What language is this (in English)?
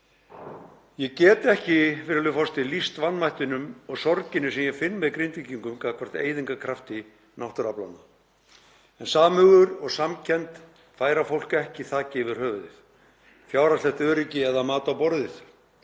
Icelandic